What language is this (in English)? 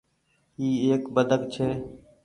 Goaria